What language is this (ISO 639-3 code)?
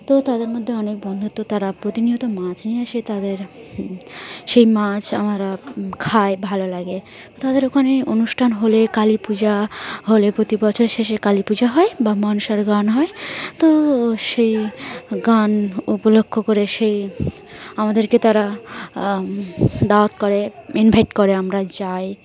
ben